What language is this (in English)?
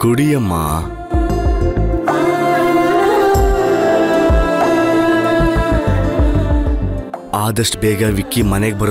Romanian